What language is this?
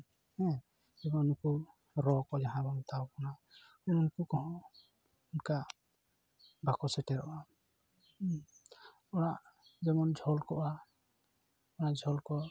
Santali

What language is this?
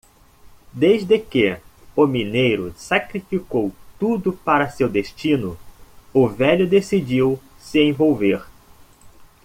Portuguese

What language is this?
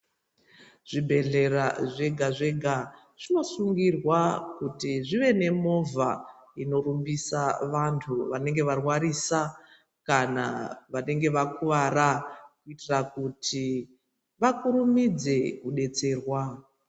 Ndau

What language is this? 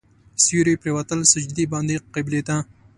Pashto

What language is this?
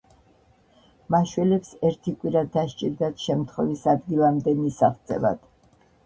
Georgian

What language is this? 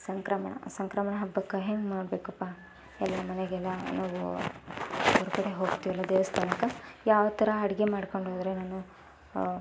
Kannada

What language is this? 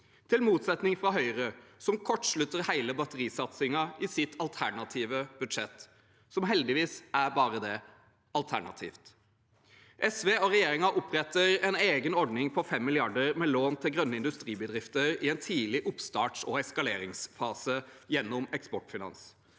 Norwegian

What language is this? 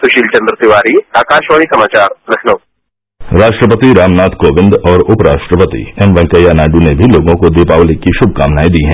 Hindi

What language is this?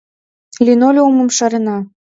Mari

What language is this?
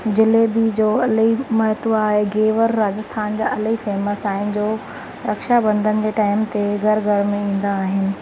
Sindhi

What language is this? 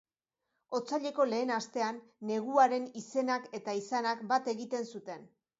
Basque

